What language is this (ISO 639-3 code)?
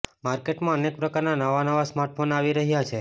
guj